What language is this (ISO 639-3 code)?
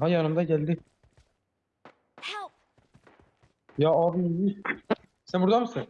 tur